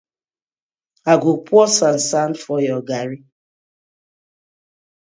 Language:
Nigerian Pidgin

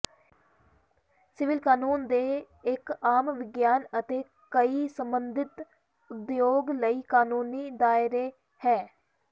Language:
Punjabi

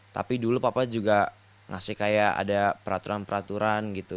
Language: Indonesian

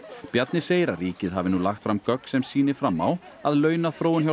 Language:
Icelandic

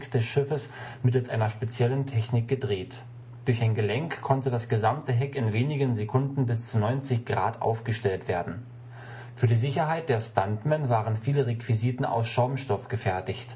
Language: German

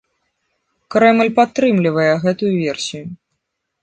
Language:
Belarusian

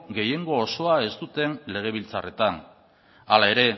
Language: Basque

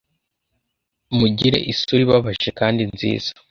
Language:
Kinyarwanda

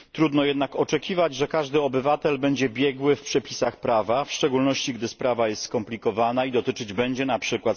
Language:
Polish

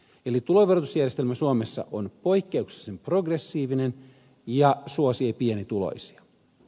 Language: Finnish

